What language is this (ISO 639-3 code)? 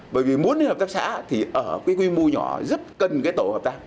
vie